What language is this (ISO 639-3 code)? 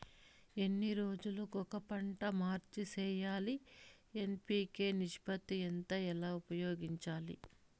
tel